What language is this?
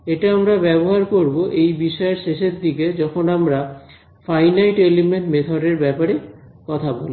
Bangla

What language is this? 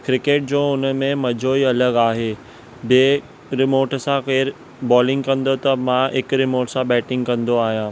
Sindhi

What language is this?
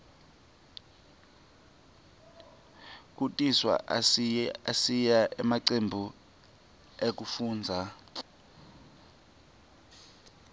Swati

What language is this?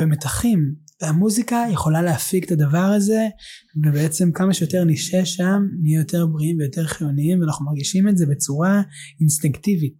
Hebrew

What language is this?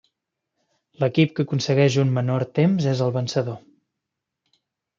Catalan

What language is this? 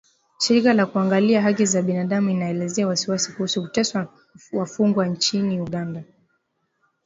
Swahili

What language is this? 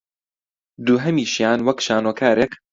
Central Kurdish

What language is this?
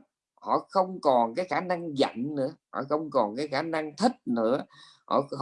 Vietnamese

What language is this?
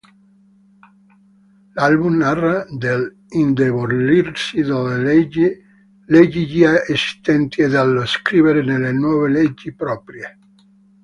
Italian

